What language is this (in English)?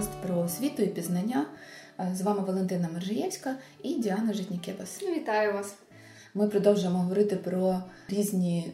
Ukrainian